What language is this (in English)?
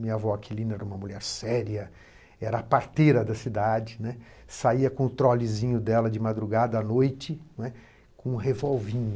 Portuguese